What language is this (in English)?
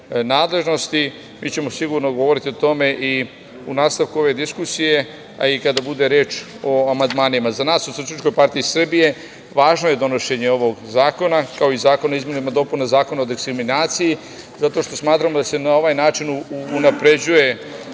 Serbian